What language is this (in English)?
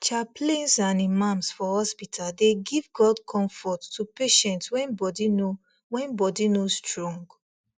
Nigerian Pidgin